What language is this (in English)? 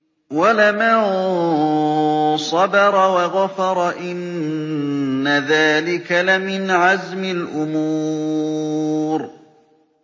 Arabic